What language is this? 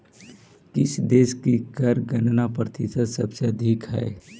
Magahi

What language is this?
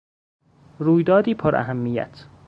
Persian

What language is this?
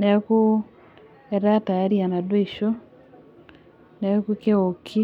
Masai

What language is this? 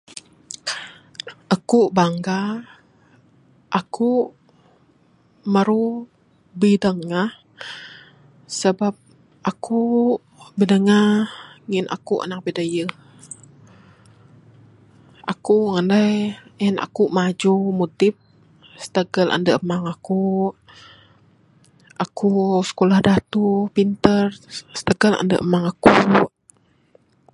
Bukar-Sadung Bidayuh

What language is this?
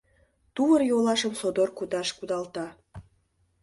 Mari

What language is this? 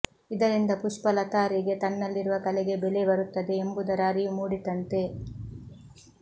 Kannada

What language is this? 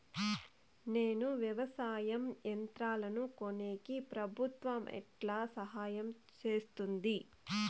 Telugu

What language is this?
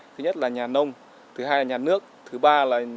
Vietnamese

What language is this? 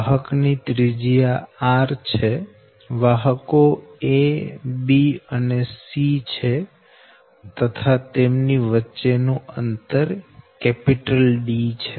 Gujarati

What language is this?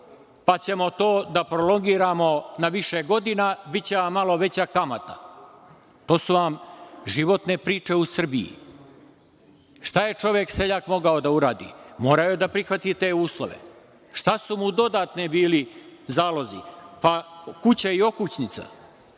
Serbian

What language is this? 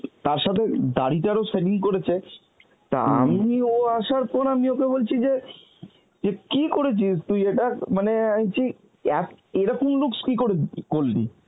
Bangla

